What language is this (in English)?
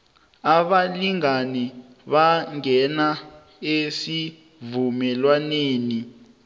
South Ndebele